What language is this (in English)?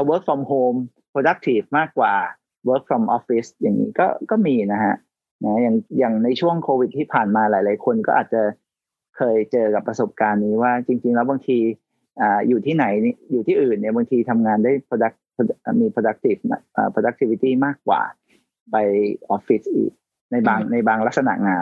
Thai